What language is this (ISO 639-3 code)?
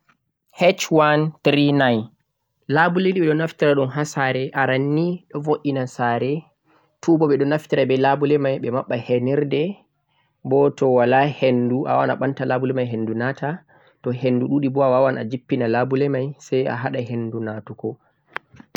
fuq